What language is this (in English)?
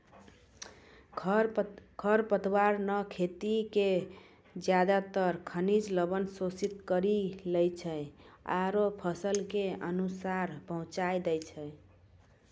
Maithili